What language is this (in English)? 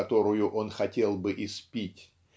Russian